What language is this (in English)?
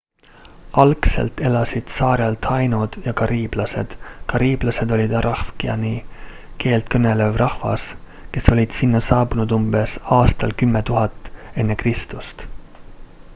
Estonian